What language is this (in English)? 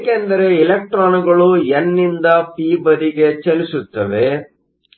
Kannada